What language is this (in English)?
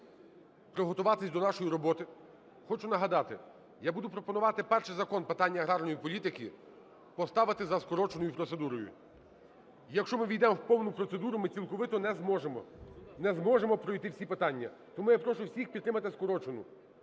Ukrainian